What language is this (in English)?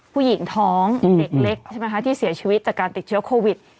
Thai